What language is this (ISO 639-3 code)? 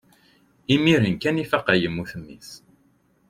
kab